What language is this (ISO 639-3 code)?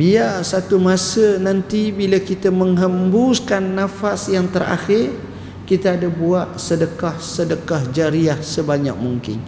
msa